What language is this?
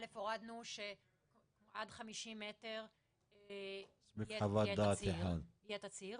Hebrew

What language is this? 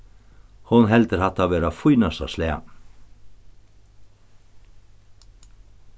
Faroese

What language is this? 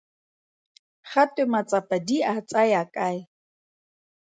Tswana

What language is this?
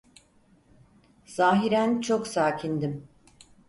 Turkish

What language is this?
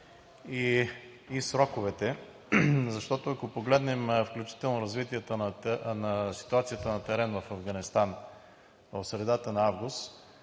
Bulgarian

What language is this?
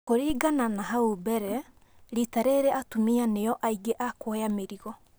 Kikuyu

